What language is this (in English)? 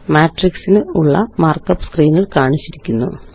Malayalam